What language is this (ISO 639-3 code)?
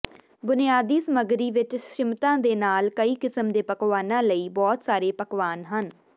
pan